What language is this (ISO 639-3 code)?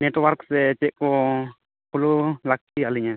sat